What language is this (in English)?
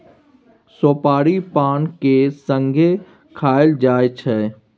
Maithili